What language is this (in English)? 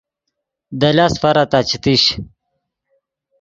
Yidgha